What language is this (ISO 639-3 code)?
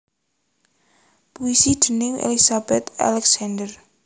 jav